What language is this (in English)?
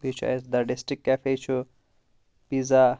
Kashmiri